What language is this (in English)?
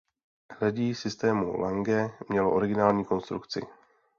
Czech